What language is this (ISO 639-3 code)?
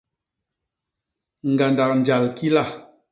bas